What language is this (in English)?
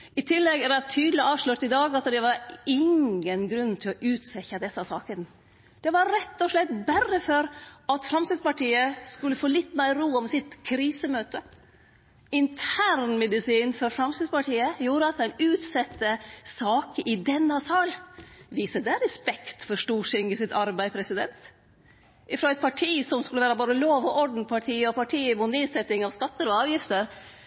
Norwegian Nynorsk